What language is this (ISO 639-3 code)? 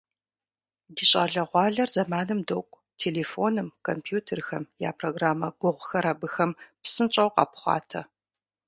kbd